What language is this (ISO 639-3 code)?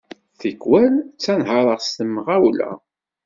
kab